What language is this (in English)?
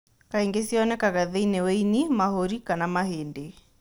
Kikuyu